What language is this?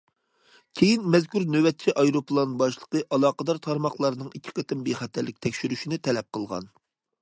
Uyghur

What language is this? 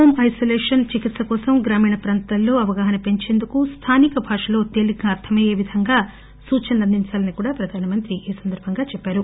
Telugu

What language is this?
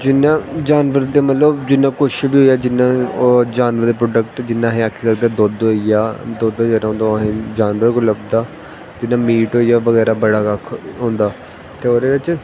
Dogri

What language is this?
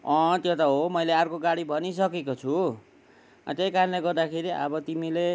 Nepali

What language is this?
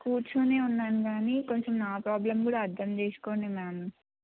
Telugu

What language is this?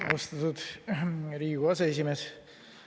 Estonian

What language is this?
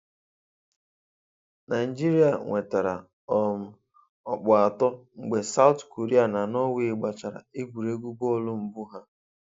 Igbo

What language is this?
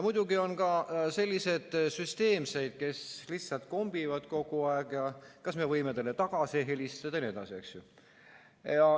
Estonian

